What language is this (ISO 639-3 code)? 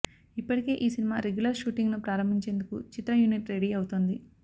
tel